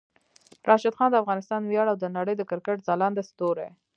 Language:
Pashto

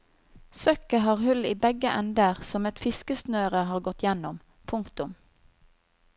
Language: Norwegian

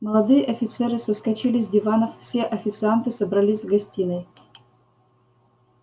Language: Russian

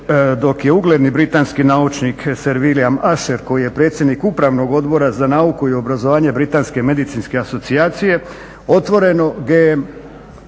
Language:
Croatian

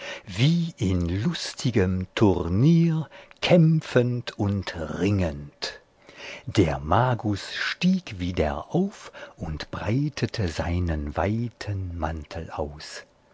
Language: German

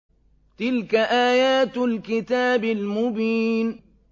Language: Arabic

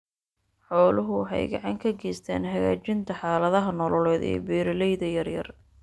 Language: Somali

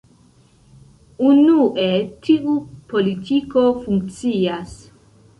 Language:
Esperanto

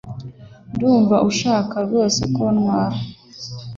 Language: Kinyarwanda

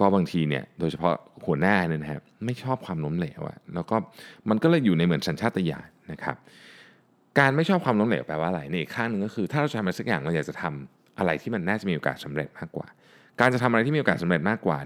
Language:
Thai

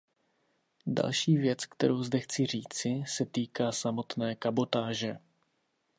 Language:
Czech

